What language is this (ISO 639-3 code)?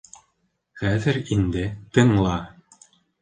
bak